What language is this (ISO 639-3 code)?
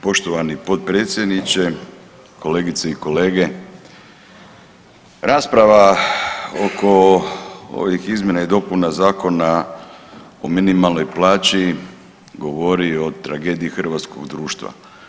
hrv